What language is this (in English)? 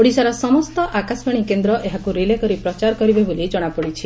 Odia